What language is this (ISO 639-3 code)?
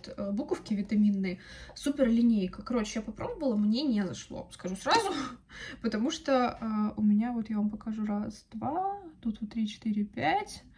rus